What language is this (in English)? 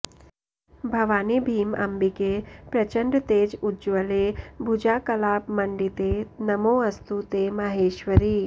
Sanskrit